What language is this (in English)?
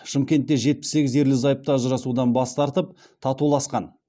Kazakh